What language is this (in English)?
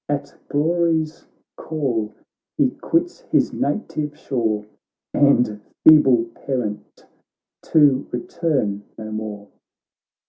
English